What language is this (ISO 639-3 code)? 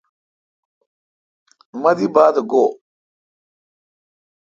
xka